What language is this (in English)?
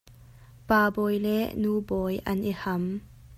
Hakha Chin